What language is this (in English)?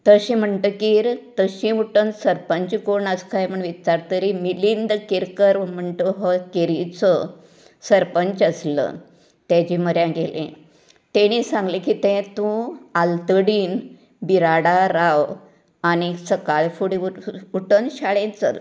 Konkani